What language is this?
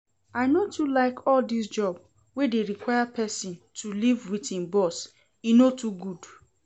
Nigerian Pidgin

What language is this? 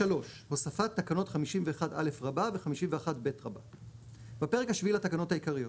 Hebrew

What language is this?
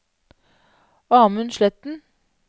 Norwegian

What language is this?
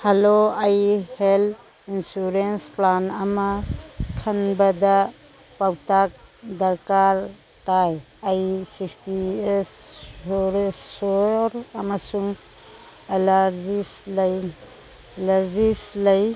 Manipuri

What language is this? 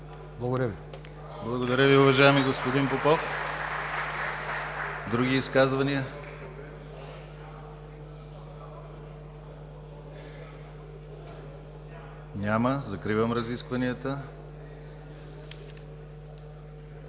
Bulgarian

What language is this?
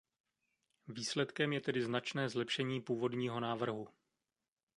Czech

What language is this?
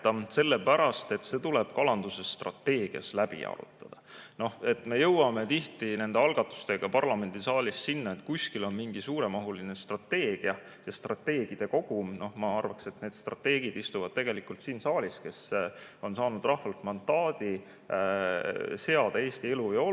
Estonian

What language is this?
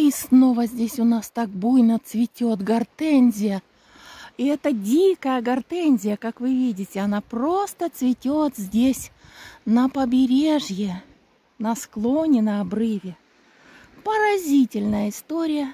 Russian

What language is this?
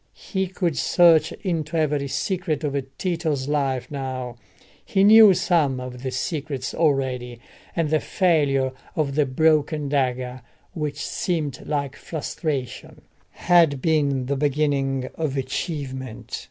English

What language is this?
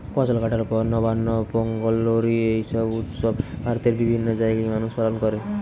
Bangla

